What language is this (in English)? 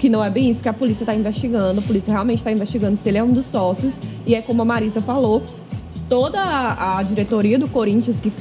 Portuguese